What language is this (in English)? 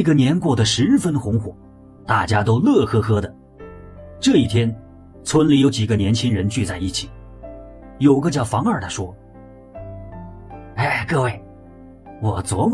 Chinese